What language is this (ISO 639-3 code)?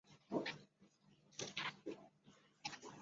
zho